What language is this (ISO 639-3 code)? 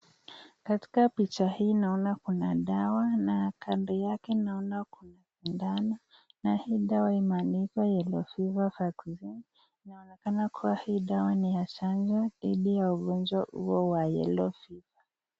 swa